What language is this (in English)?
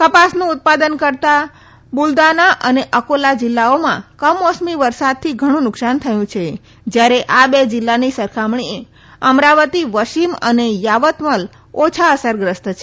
Gujarati